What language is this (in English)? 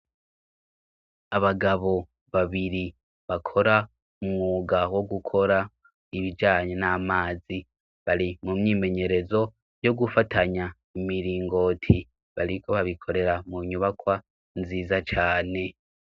Rundi